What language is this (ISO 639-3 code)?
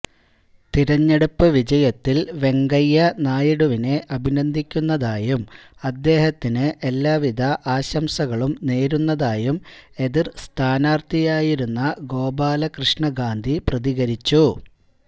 mal